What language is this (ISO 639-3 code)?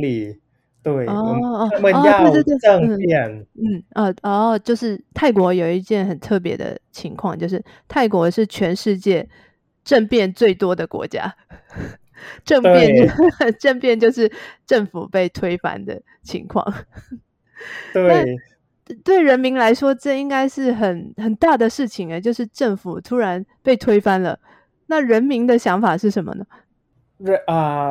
zho